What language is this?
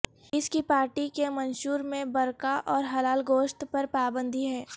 Urdu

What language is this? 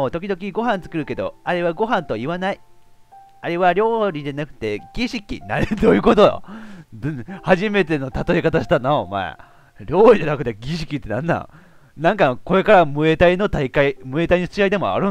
Japanese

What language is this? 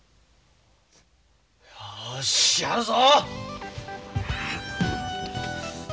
Japanese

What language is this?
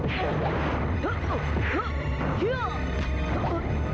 Indonesian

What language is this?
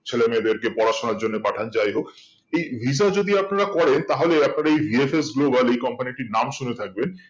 Bangla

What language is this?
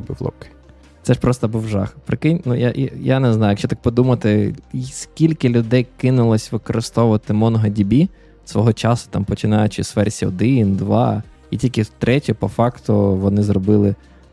Ukrainian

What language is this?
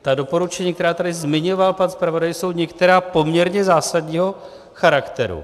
Czech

